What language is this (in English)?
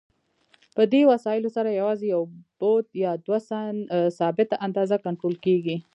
Pashto